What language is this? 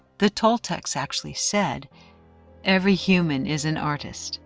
English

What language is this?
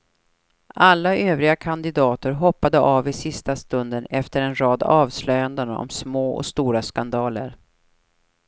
Swedish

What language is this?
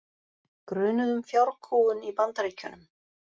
Icelandic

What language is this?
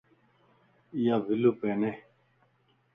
Lasi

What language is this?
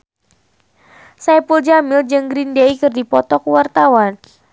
Sundanese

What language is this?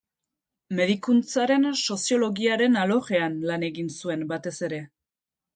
Basque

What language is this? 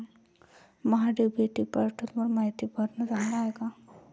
Marathi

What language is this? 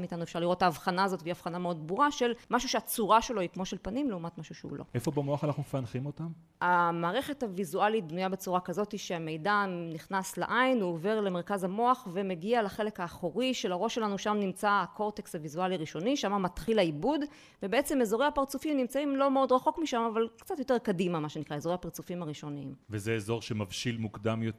Hebrew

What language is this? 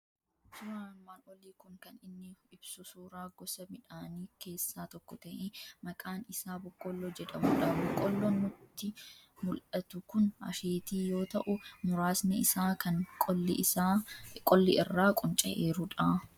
Oromo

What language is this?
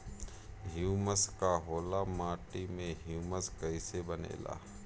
Bhojpuri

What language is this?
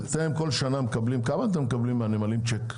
Hebrew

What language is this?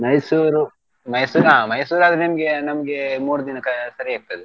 Kannada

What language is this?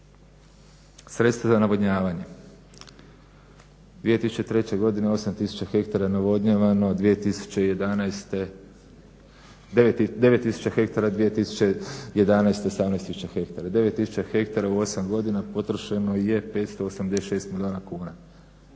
Croatian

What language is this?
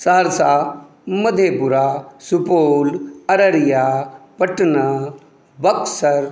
Maithili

